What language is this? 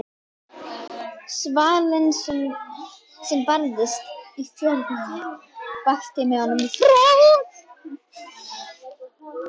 Icelandic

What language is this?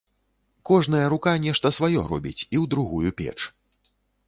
Belarusian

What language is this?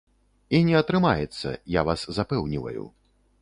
Belarusian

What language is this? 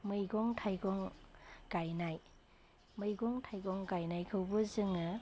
Bodo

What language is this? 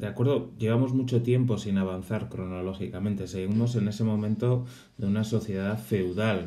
Spanish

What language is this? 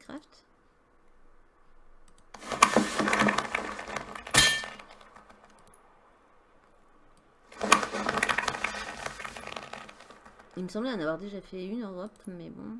French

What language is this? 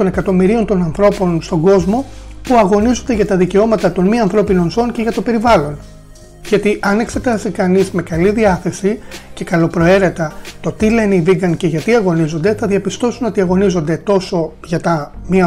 Greek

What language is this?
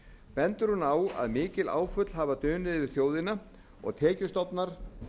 Icelandic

